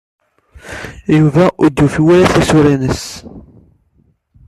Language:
Kabyle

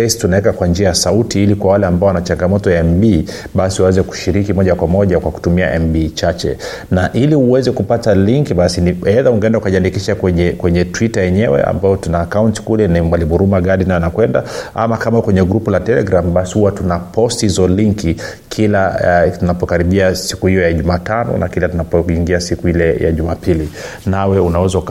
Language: Swahili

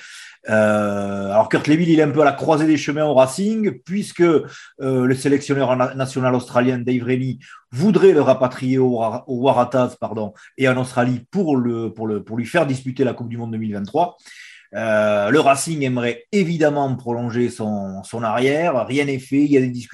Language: French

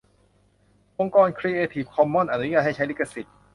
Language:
Thai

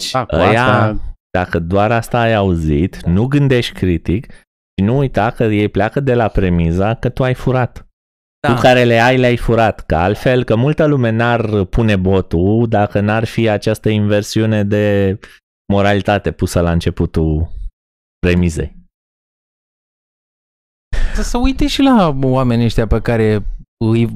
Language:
Romanian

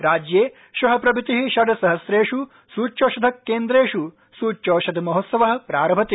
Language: Sanskrit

